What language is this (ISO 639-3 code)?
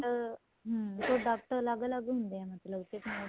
pan